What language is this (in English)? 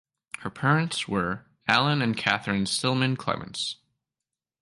English